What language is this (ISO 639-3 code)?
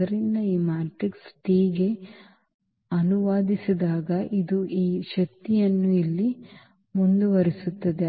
kan